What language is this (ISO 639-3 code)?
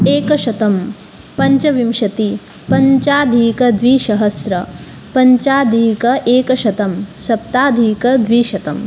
san